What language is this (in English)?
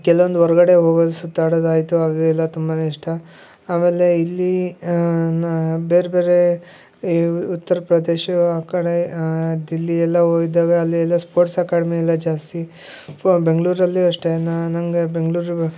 Kannada